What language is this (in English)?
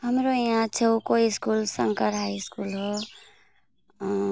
Nepali